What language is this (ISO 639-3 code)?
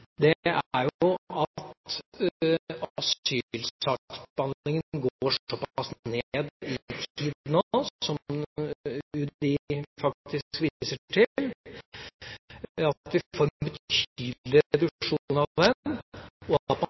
nob